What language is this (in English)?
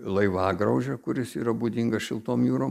Lithuanian